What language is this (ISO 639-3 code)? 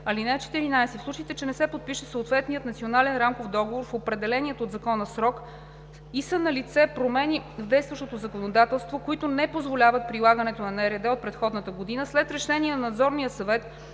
bul